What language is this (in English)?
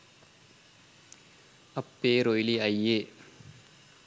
Sinhala